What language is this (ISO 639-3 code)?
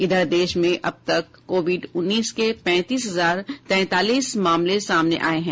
hin